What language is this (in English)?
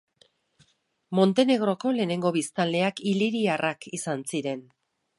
Basque